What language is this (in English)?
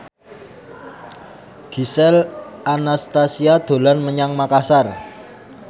Javanese